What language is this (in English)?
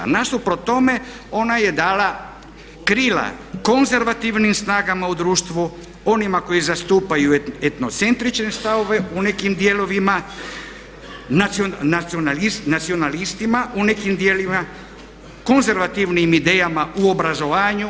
Croatian